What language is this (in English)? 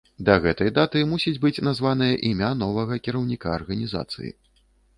Belarusian